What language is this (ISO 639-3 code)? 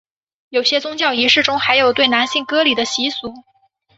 zho